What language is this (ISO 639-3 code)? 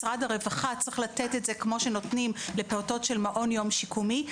heb